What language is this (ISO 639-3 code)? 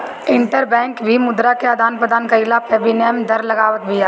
bho